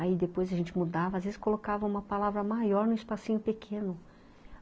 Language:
Portuguese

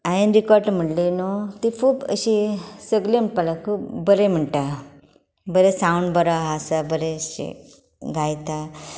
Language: Konkani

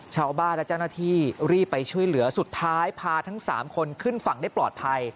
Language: Thai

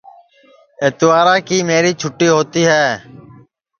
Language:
Sansi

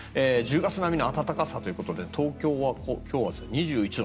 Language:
Japanese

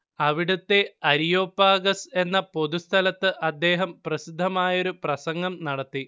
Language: Malayalam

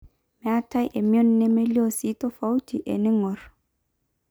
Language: Masai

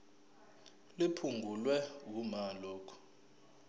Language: Zulu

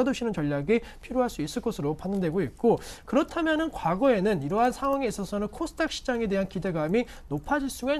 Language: Korean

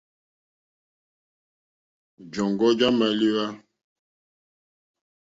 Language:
Mokpwe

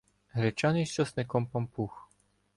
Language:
Ukrainian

